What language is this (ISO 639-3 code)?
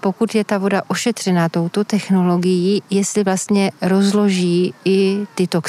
ces